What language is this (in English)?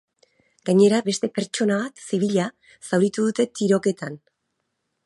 Basque